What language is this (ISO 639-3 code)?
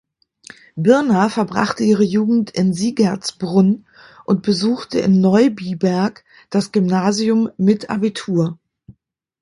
deu